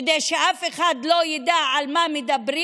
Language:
Hebrew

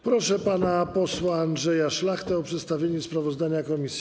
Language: Polish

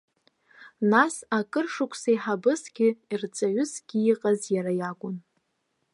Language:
Abkhazian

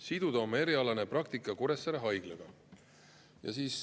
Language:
Estonian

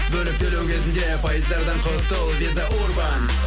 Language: Kazakh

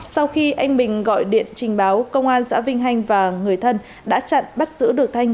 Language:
Vietnamese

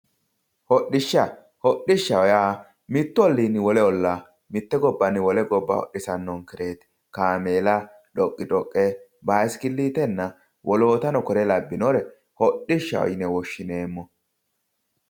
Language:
Sidamo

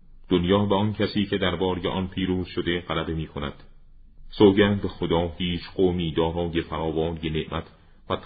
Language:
Persian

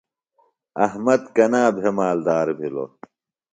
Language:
Phalura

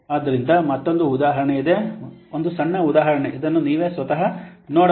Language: Kannada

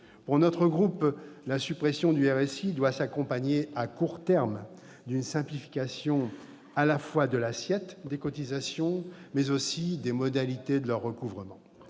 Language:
French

